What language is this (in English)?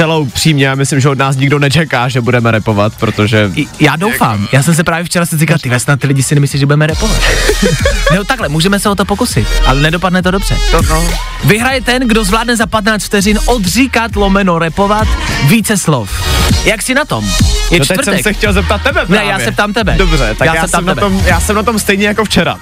Czech